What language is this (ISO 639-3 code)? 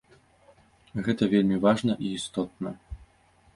bel